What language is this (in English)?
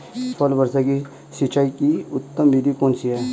Hindi